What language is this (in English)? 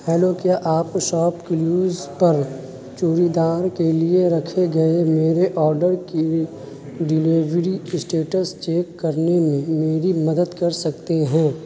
Urdu